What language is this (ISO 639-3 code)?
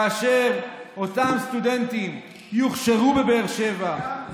heb